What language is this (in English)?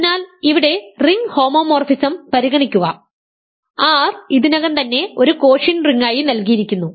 Malayalam